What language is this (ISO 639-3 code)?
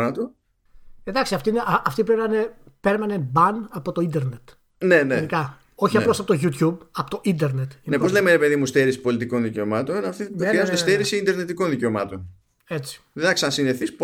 ell